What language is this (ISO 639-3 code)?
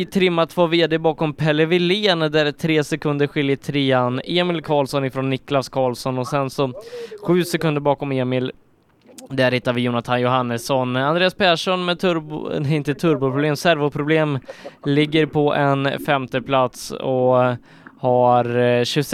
swe